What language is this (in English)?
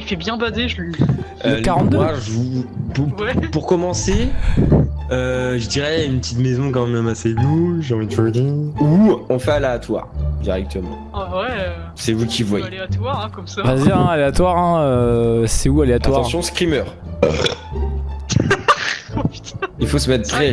French